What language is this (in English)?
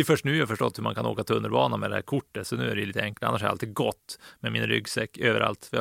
Swedish